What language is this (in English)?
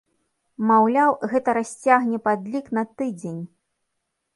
Belarusian